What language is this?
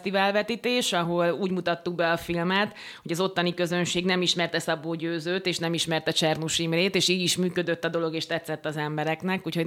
Hungarian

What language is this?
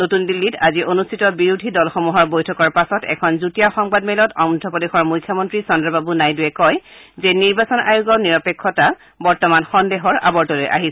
Assamese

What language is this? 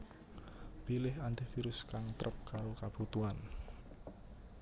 Javanese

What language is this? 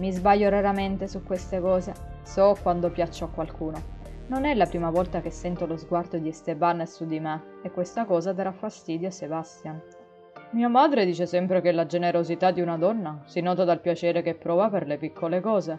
Italian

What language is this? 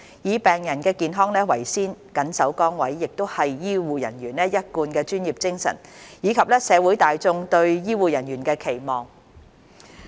Cantonese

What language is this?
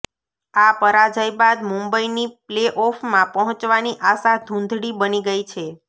Gujarati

